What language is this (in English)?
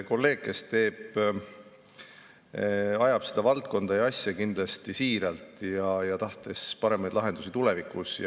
Estonian